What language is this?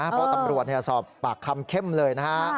Thai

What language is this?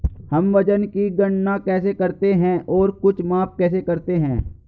Hindi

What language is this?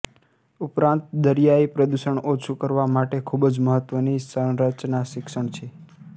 Gujarati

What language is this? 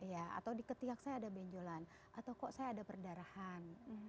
Indonesian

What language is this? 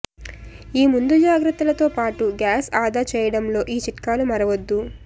Telugu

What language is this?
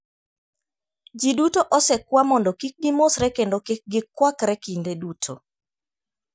Luo (Kenya and Tanzania)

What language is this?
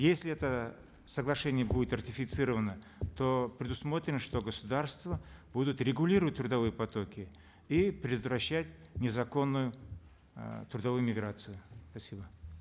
Kazakh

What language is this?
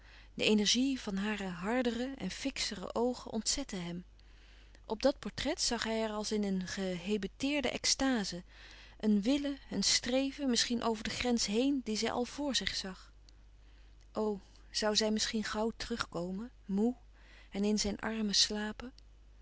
Dutch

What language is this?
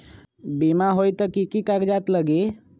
Magahi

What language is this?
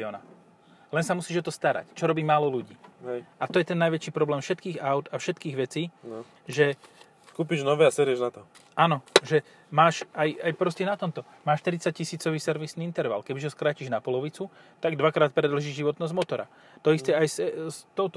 Slovak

